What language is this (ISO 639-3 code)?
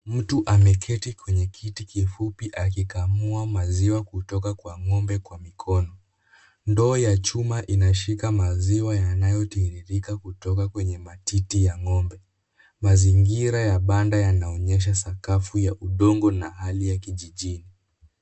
swa